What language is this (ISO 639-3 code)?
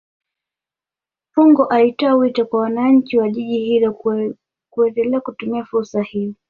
swa